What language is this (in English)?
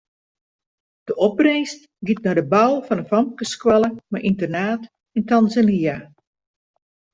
Western Frisian